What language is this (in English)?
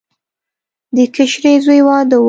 Pashto